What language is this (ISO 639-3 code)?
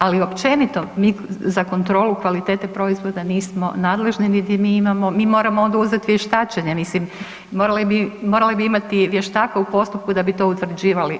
hrv